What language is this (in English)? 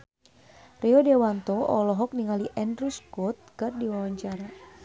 Sundanese